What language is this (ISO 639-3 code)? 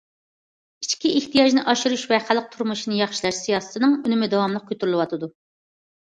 uig